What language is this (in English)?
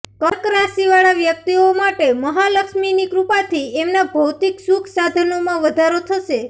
Gujarati